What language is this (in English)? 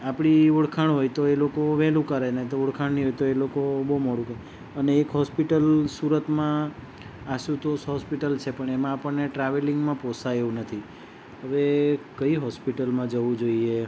Gujarati